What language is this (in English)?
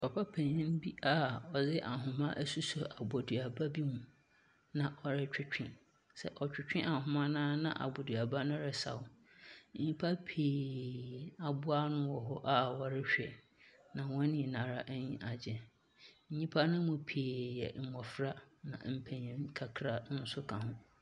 Akan